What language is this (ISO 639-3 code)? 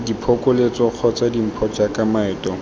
tsn